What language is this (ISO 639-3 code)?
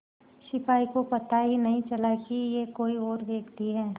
hin